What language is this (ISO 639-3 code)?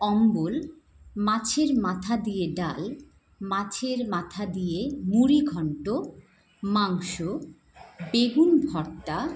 ben